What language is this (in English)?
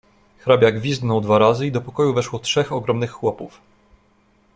Polish